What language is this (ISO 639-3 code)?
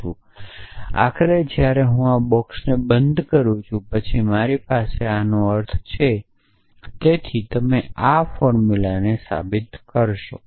guj